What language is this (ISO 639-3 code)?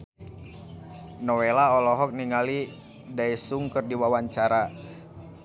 sun